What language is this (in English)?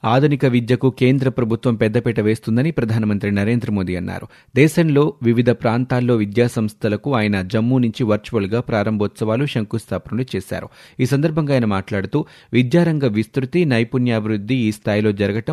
Telugu